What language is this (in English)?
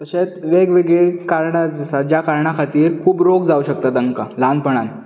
Konkani